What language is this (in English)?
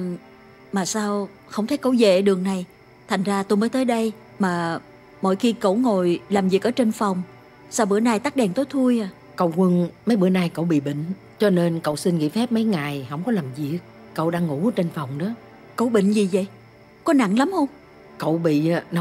Vietnamese